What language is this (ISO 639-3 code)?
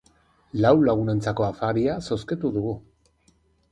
eus